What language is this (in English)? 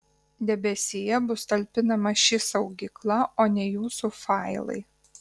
Lithuanian